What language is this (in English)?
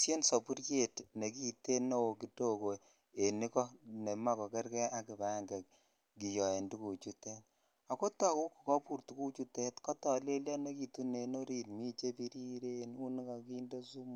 Kalenjin